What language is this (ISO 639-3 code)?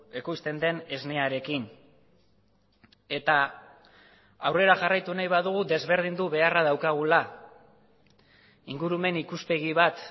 eus